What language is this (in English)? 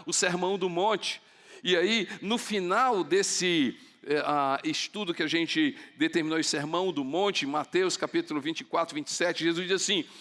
Portuguese